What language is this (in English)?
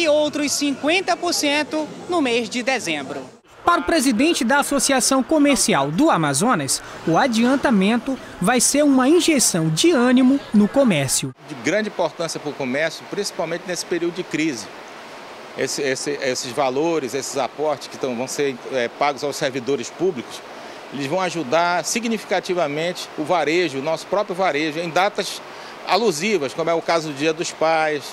Portuguese